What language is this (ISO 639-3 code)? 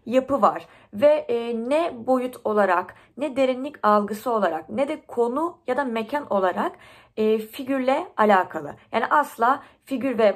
tur